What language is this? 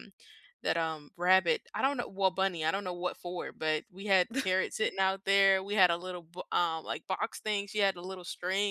English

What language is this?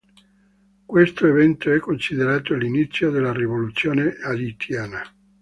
Italian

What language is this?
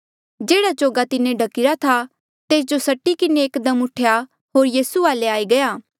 Mandeali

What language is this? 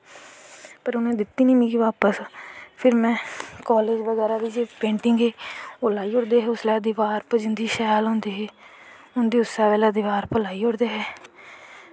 Dogri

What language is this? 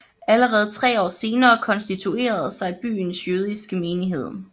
Danish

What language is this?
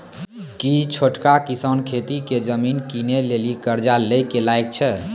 Maithili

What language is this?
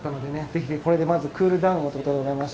Japanese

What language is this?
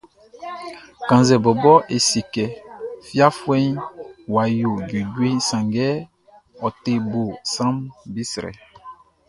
Baoulé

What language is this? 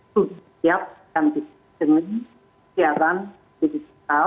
Indonesian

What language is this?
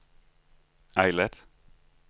Danish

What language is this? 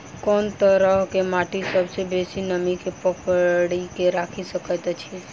Maithili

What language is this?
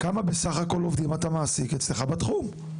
Hebrew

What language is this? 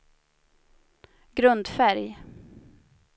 Swedish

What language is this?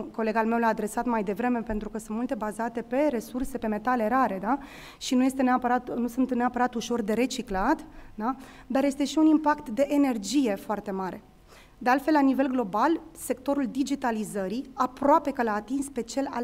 Romanian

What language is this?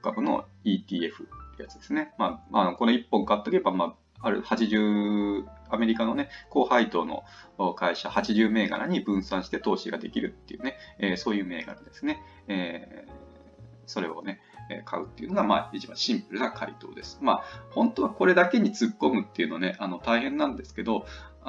Japanese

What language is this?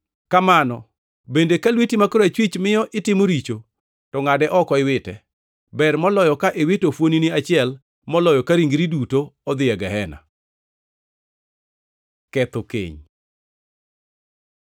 Luo (Kenya and Tanzania)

